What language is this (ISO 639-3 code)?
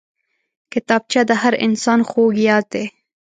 pus